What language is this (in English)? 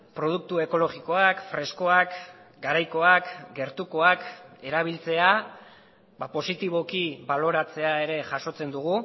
Basque